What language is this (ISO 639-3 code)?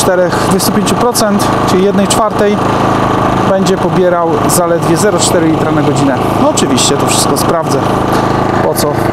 pol